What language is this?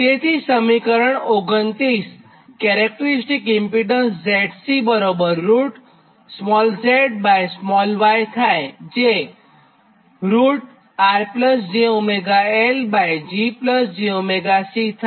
Gujarati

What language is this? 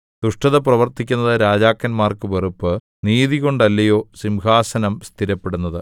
Malayalam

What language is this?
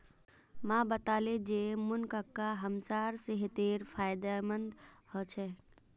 Magahi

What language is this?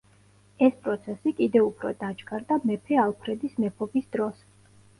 Georgian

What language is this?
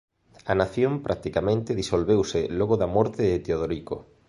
Galician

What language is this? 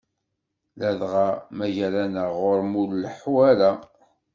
Kabyle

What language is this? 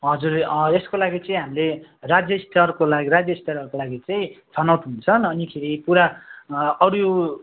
Nepali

